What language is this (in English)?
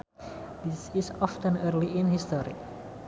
Sundanese